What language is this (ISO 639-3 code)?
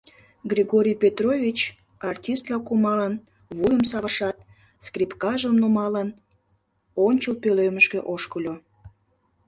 chm